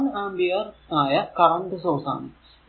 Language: Malayalam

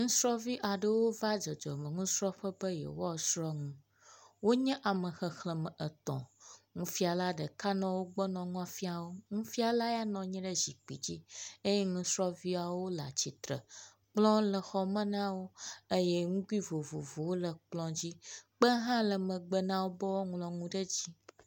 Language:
Ewe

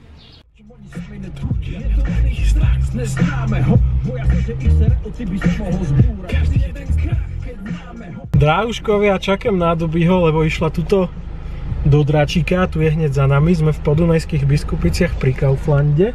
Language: Slovak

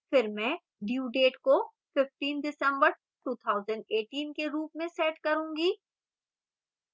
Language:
Hindi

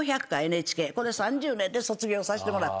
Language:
Japanese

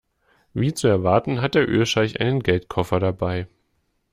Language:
German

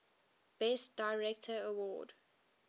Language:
English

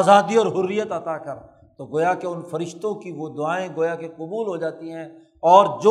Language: Urdu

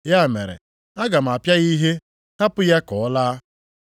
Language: Igbo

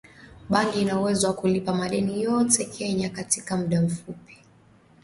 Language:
Swahili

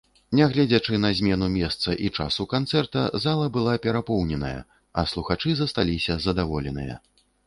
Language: Belarusian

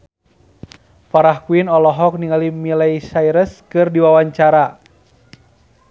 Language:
Sundanese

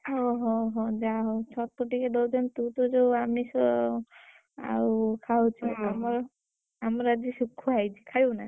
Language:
Odia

